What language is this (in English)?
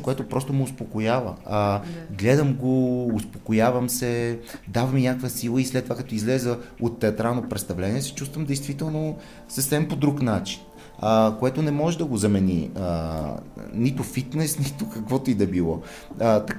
Bulgarian